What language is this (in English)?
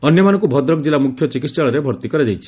Odia